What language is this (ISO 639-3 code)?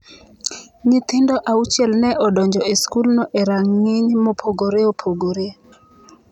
luo